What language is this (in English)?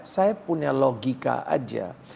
Indonesian